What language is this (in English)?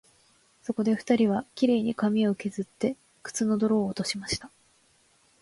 Japanese